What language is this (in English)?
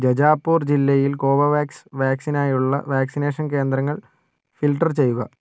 Malayalam